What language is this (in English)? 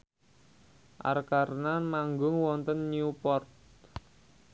Javanese